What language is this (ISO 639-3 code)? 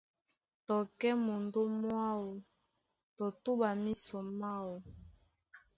dua